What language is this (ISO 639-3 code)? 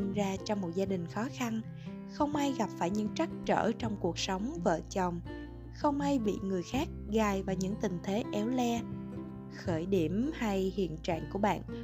vie